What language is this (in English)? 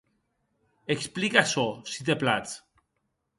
Occitan